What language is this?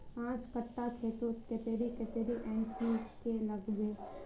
Magahi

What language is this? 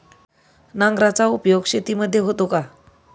Marathi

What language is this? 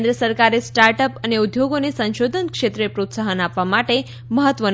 Gujarati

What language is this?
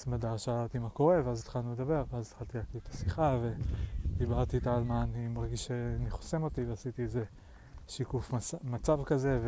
Hebrew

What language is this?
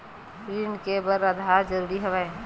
Chhattisgarhi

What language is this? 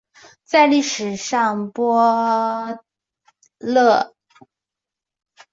Chinese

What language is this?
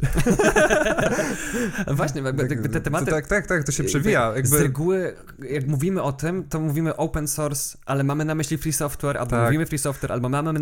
Polish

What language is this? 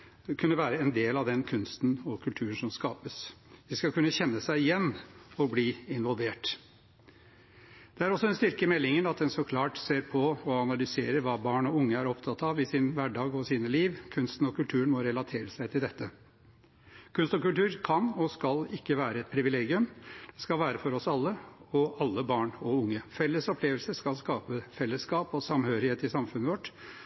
Norwegian Bokmål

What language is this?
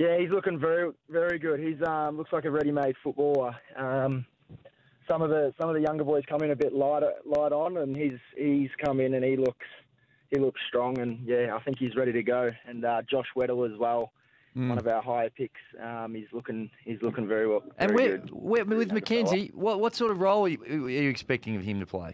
English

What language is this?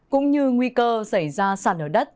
Vietnamese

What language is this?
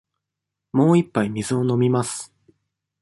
Japanese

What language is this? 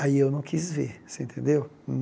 Portuguese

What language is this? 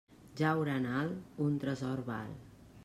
Catalan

